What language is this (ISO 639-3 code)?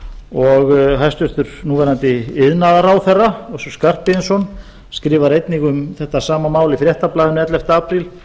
isl